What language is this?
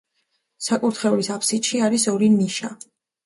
Georgian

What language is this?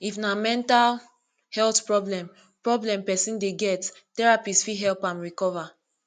Nigerian Pidgin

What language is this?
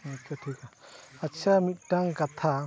Santali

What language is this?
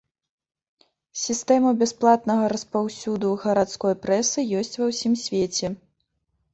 Belarusian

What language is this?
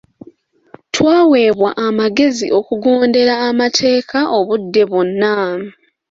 Ganda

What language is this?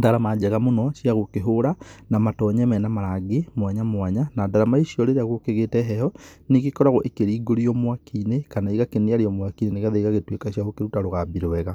Kikuyu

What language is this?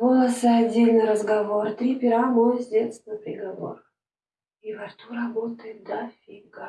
Russian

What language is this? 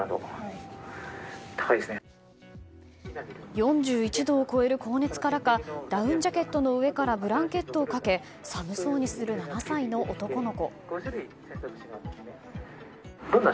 Japanese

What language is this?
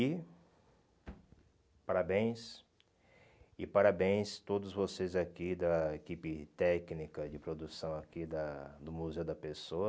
Portuguese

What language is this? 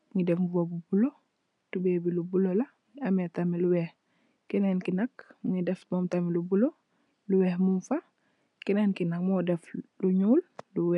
Wolof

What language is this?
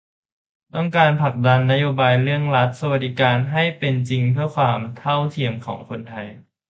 Thai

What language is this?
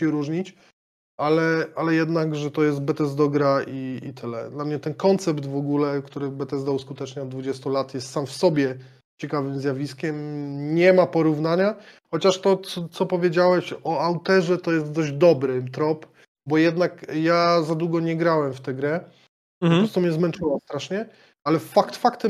Polish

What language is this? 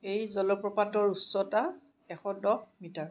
Assamese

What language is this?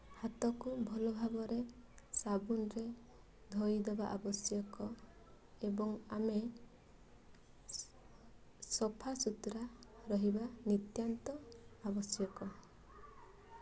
Odia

